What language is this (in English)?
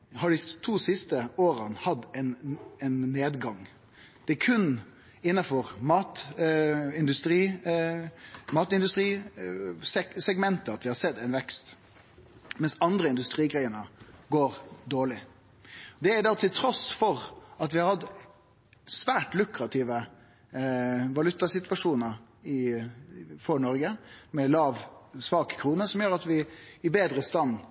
Norwegian Nynorsk